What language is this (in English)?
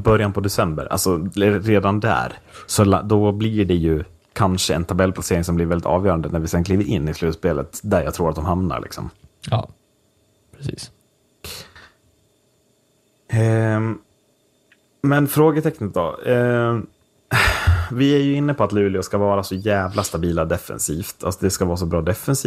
Swedish